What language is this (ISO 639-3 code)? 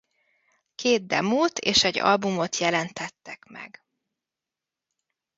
hun